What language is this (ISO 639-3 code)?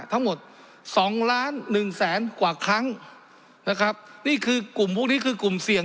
tha